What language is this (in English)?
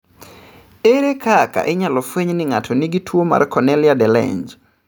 Luo (Kenya and Tanzania)